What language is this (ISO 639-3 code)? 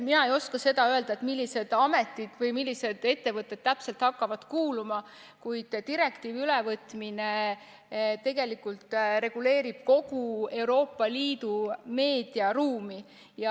est